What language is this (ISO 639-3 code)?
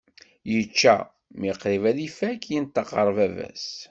kab